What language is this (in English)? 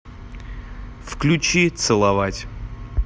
Russian